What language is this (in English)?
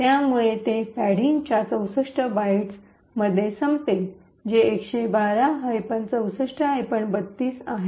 Marathi